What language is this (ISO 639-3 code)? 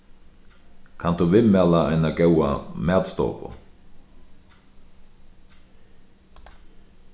fao